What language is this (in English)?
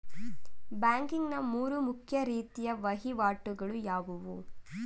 Kannada